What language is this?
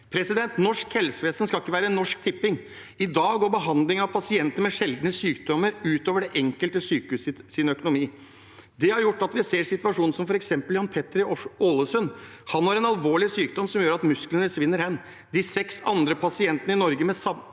Norwegian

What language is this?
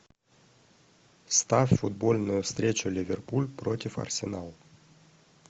Russian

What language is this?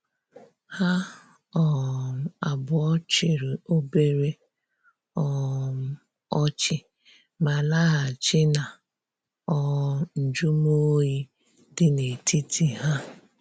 Igbo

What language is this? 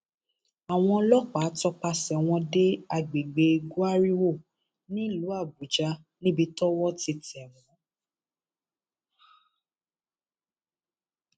Yoruba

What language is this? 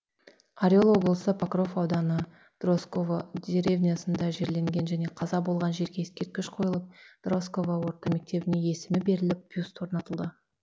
Kazakh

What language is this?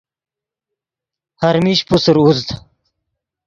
Yidgha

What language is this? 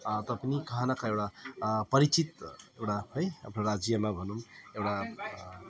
Nepali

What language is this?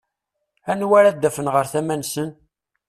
Kabyle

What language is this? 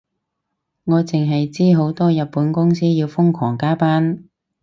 Cantonese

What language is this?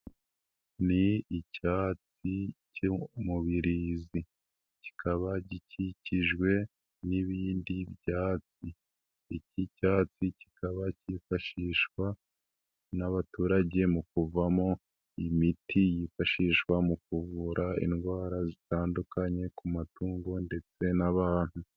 Kinyarwanda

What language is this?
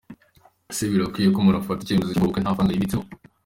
Kinyarwanda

